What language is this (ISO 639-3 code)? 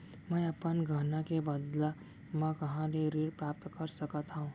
hne